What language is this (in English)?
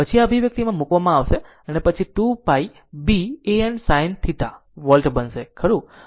Gujarati